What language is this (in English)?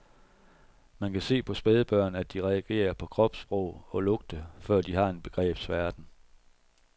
Danish